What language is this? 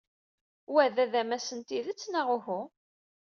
Kabyle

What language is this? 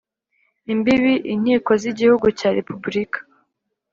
Kinyarwanda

